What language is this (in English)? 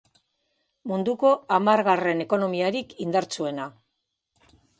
Basque